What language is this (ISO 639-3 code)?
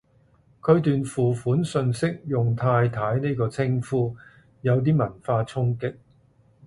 yue